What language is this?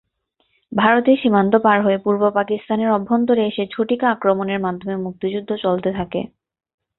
Bangla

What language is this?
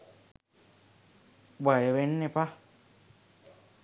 Sinhala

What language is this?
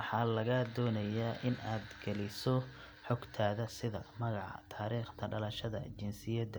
Somali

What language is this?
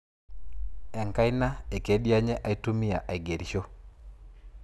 Masai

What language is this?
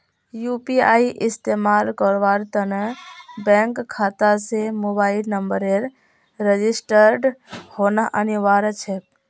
Magahi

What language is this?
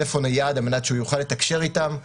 Hebrew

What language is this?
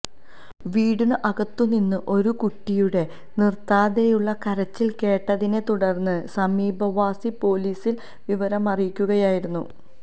Malayalam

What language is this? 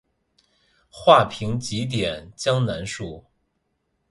Chinese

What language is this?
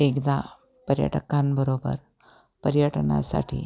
Marathi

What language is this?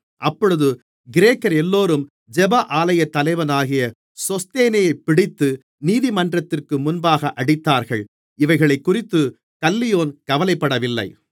Tamil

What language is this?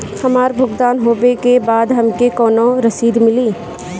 Bhojpuri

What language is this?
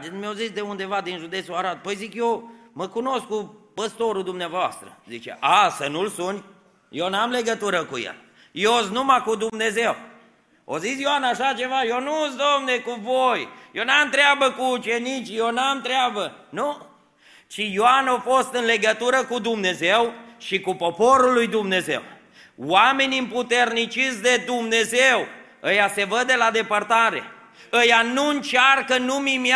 Romanian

